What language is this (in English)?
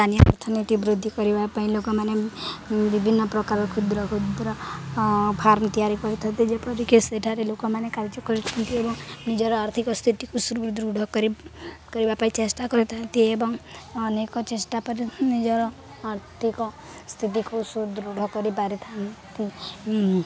Odia